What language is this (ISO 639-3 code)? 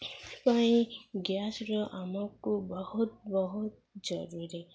ori